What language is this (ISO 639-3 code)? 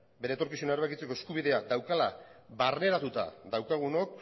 eus